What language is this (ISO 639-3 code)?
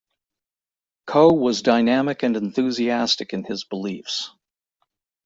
eng